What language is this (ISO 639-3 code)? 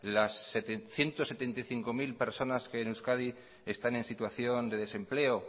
spa